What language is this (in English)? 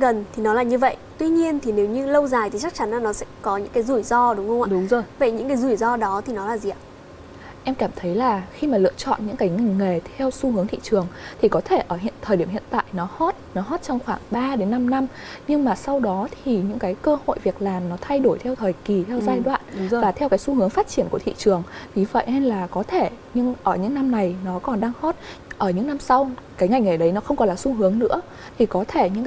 Vietnamese